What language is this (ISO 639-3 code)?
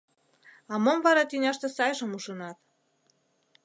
chm